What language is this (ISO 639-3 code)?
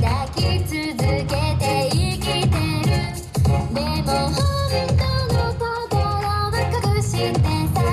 jpn